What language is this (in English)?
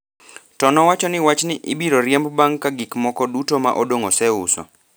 Luo (Kenya and Tanzania)